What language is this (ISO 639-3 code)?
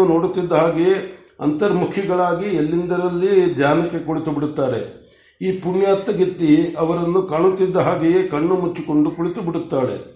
kan